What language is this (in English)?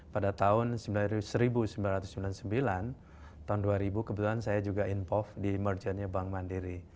Indonesian